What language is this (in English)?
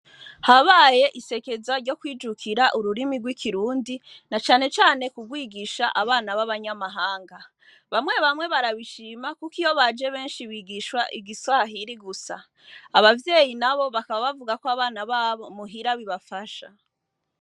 Rundi